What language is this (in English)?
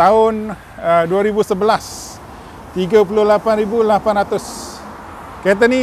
Malay